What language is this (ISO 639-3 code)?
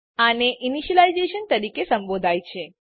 guj